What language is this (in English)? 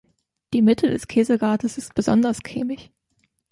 German